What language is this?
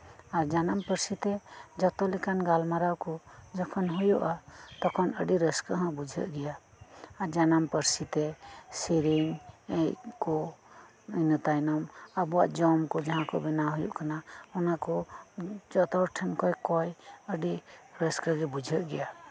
Santali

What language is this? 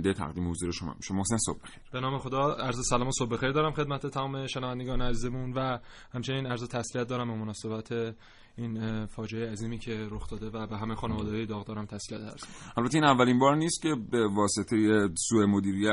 Persian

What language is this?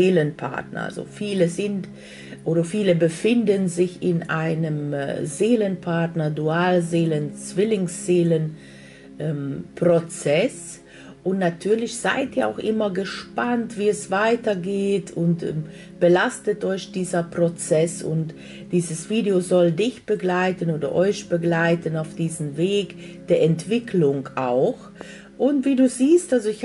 German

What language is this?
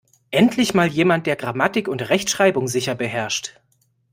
German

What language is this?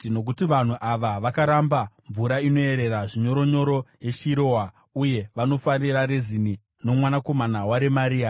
Shona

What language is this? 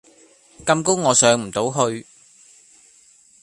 Cantonese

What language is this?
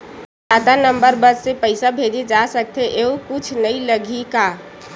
Chhattisgarhi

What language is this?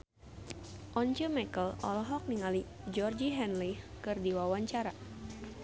Sundanese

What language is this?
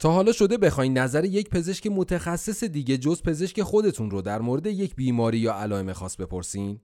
Persian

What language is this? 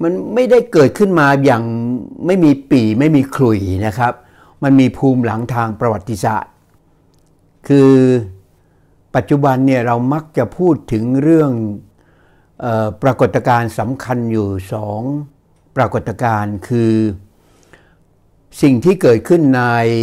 Thai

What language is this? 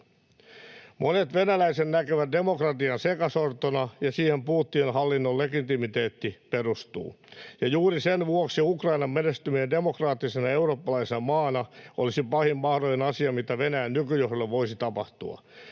Finnish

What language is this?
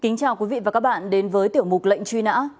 Vietnamese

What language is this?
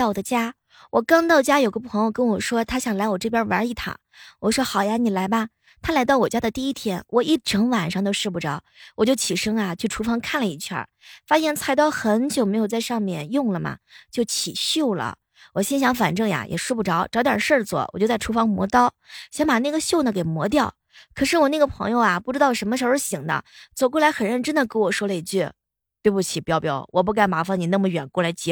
Chinese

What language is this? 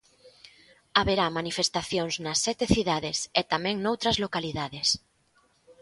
Galician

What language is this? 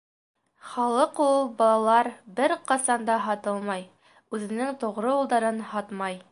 Bashkir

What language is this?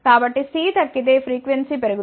Telugu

